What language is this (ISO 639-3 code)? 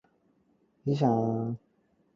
yue